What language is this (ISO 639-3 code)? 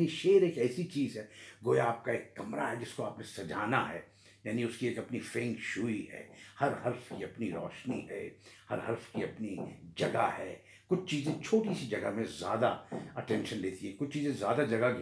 urd